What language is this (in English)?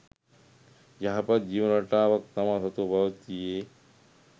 Sinhala